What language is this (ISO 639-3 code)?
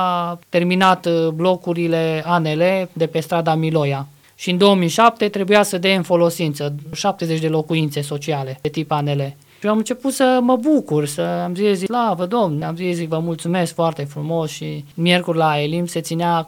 ron